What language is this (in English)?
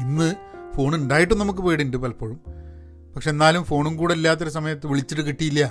Malayalam